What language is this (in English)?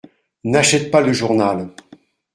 French